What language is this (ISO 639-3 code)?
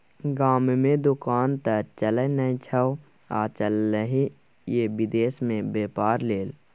mai